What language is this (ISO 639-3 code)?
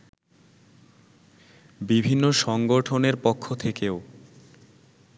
ben